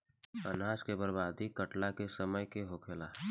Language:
Bhojpuri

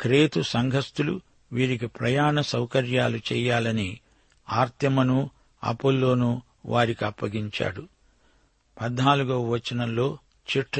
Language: Telugu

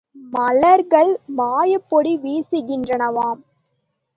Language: Tamil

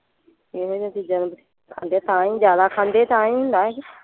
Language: Punjabi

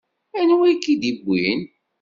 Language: Kabyle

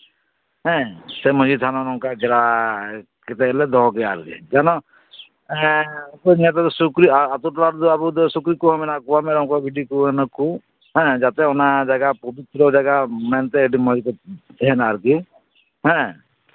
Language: Santali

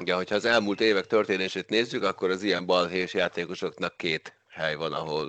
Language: Hungarian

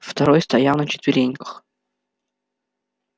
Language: Russian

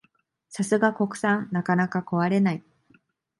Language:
Japanese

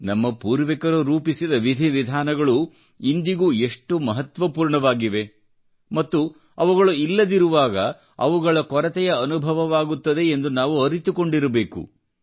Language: Kannada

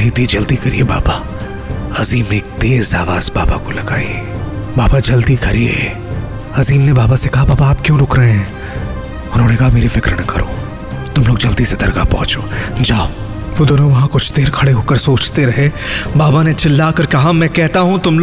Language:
Hindi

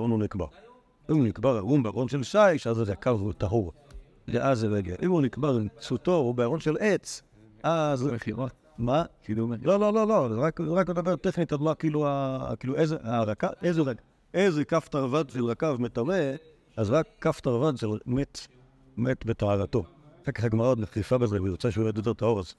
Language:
Hebrew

